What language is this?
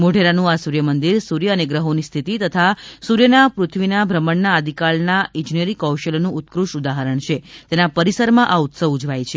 Gujarati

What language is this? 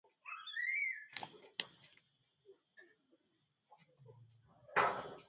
Swahili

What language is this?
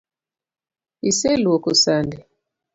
Luo (Kenya and Tanzania)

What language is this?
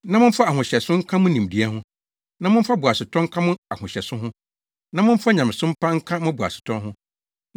Akan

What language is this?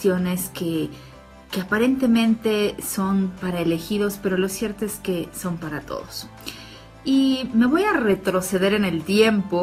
Spanish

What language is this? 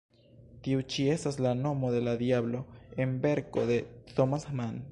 Esperanto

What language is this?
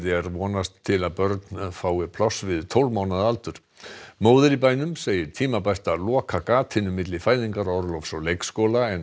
Icelandic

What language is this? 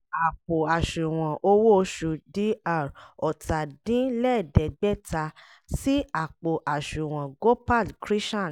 Yoruba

